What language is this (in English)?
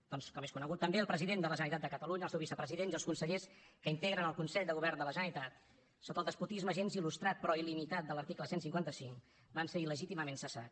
Catalan